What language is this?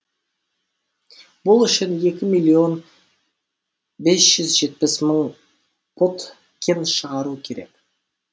Kazakh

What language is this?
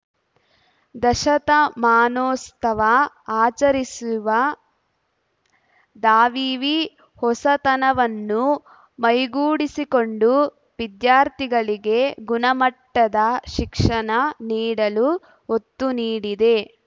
Kannada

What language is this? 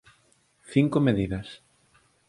Galician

